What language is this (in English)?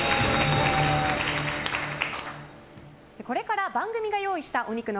Japanese